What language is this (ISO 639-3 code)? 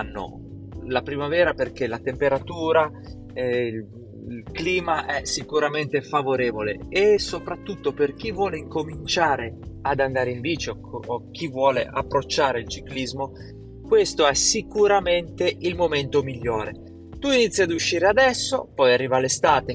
ita